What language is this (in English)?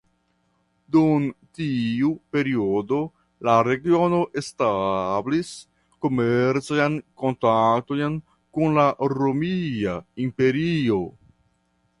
Esperanto